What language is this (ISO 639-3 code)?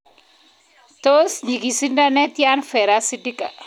kln